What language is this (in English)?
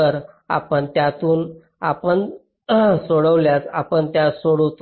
Marathi